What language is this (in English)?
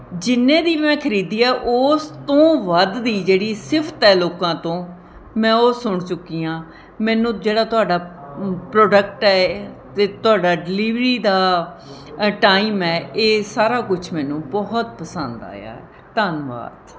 Punjabi